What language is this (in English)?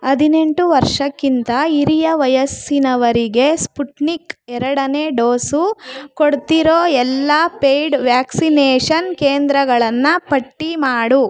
Kannada